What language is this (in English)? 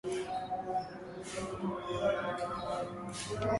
Swahili